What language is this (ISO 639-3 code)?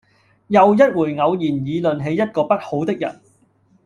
yue